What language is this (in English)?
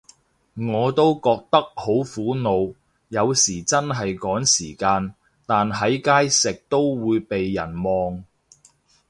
Cantonese